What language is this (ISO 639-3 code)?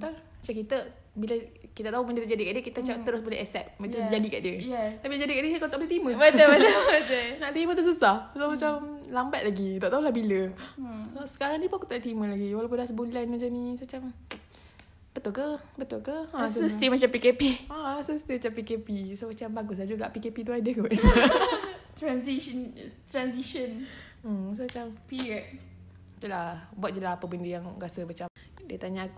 msa